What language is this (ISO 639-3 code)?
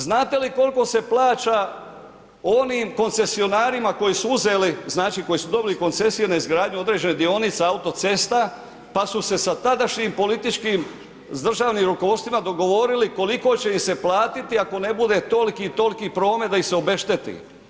hrv